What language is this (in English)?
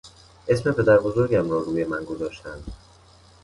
Persian